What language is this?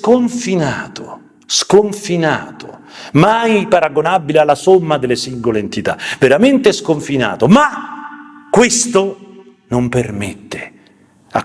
Italian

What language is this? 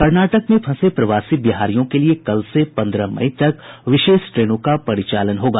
Hindi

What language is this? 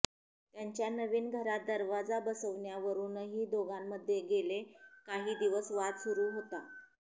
Marathi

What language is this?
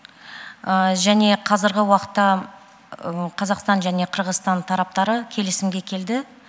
Kazakh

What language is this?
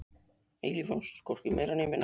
Icelandic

